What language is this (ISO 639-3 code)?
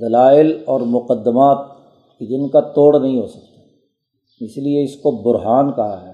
urd